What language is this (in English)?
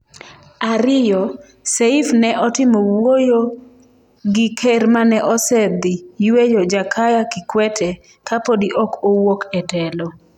Luo (Kenya and Tanzania)